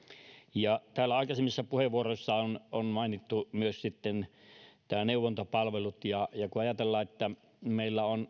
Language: Finnish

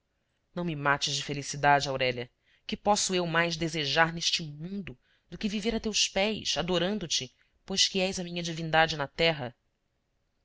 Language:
Portuguese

